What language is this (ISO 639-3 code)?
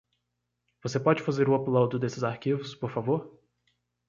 por